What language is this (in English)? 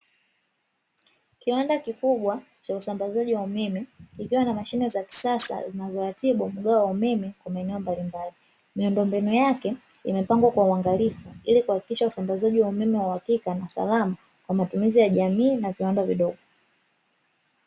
Swahili